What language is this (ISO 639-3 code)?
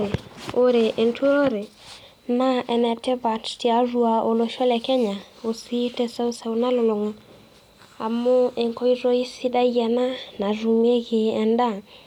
mas